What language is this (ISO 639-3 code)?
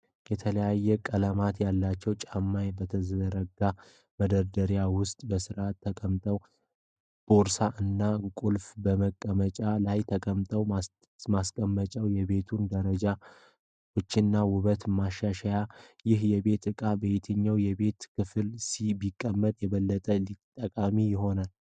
amh